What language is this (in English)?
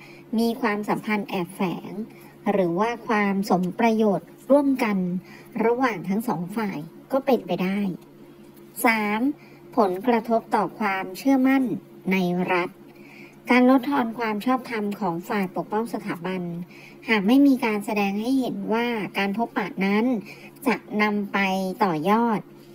Thai